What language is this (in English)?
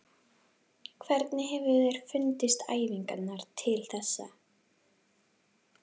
Icelandic